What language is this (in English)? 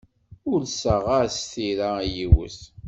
Kabyle